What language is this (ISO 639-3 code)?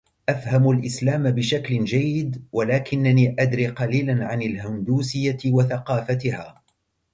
ara